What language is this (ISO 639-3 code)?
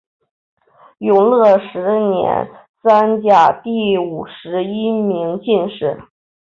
zho